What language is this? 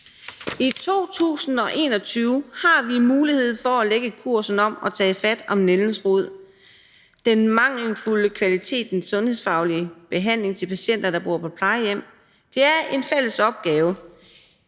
Danish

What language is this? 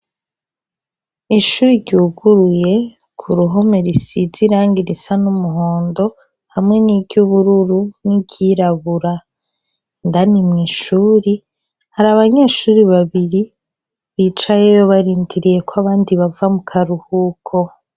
Rundi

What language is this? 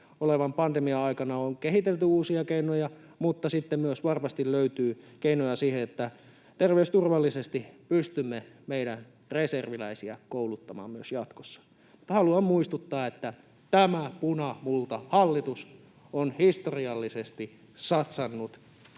Finnish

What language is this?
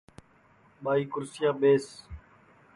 Sansi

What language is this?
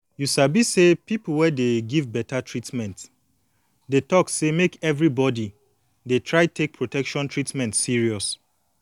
Nigerian Pidgin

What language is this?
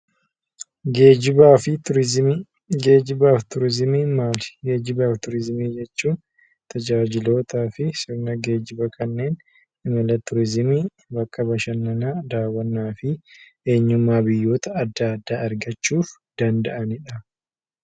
Oromo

